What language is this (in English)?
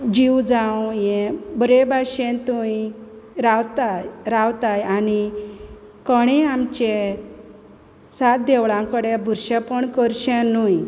Konkani